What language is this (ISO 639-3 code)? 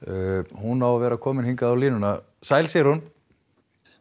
isl